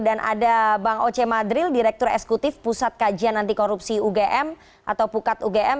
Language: Indonesian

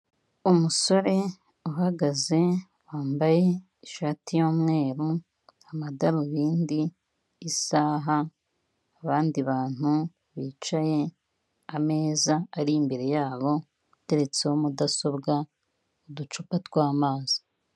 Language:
Kinyarwanda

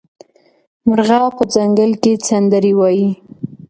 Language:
Pashto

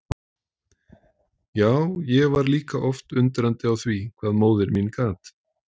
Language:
Icelandic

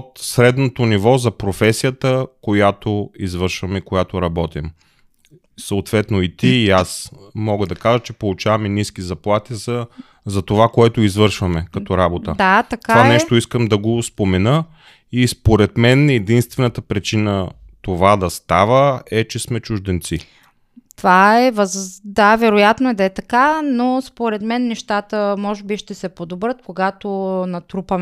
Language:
Bulgarian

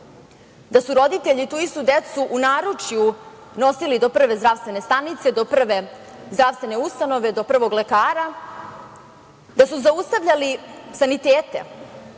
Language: Serbian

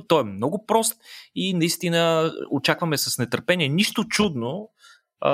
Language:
Bulgarian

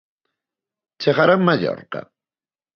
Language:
Galician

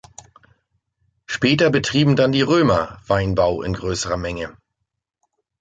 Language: German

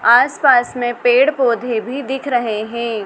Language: Hindi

